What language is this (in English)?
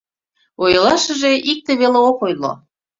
Mari